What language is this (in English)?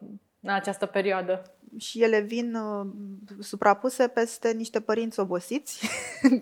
Romanian